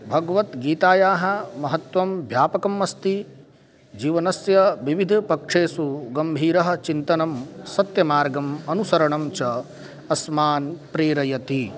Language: Sanskrit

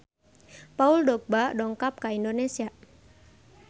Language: Sundanese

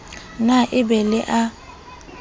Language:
Southern Sotho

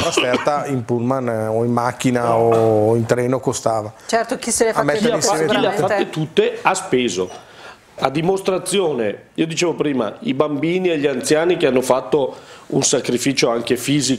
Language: Italian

